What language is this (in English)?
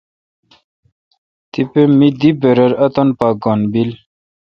Kalkoti